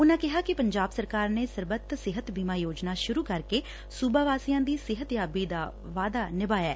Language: Punjabi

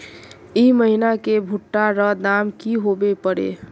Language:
Magahi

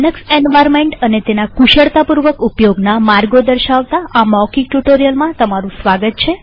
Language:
Gujarati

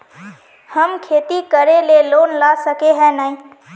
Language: Magahi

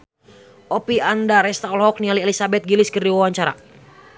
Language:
Sundanese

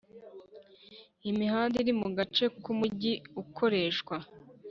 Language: Kinyarwanda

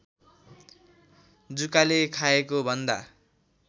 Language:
Nepali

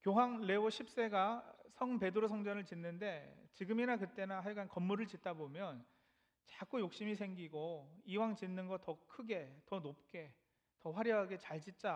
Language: Korean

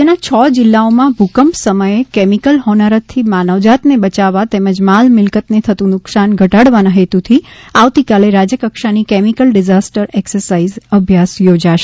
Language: Gujarati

